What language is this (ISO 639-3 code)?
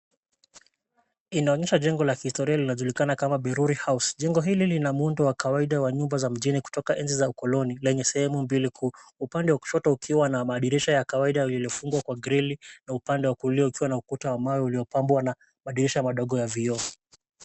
swa